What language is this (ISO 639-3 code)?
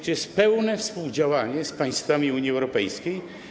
pol